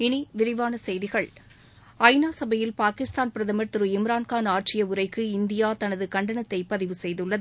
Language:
Tamil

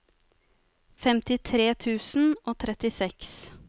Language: Norwegian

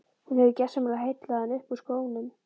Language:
Icelandic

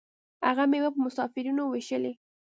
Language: Pashto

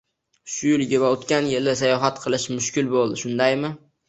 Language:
Uzbek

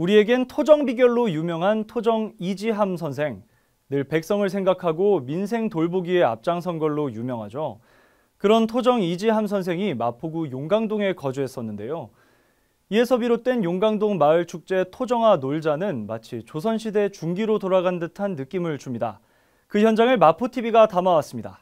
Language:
Korean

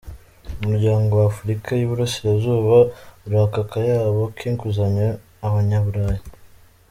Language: Kinyarwanda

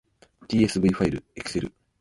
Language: Japanese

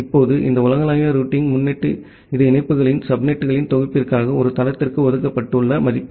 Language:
Tamil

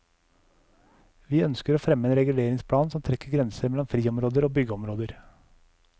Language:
Norwegian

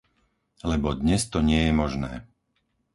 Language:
Slovak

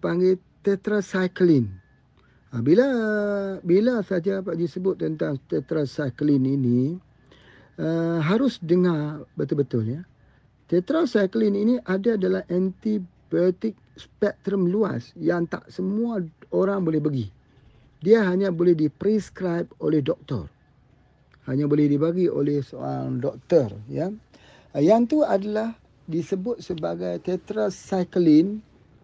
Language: Malay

